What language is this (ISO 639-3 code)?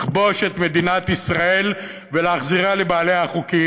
heb